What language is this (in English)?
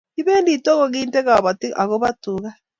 Kalenjin